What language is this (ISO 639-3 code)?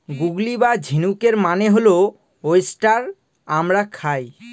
ben